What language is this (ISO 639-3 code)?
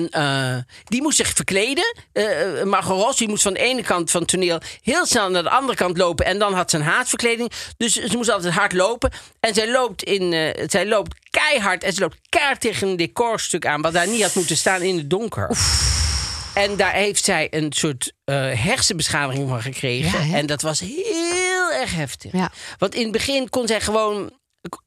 nld